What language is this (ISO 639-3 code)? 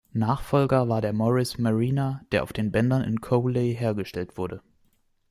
deu